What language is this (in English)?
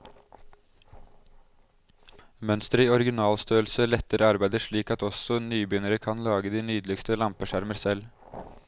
Norwegian